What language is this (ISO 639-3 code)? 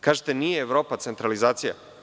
srp